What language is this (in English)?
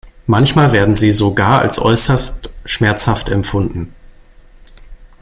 German